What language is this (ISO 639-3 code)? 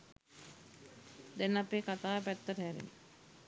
sin